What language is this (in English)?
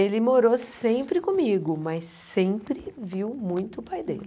Portuguese